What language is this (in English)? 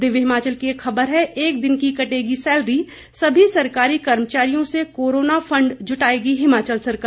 Hindi